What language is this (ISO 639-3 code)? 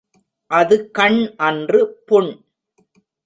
tam